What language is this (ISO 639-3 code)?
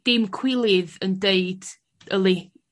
cym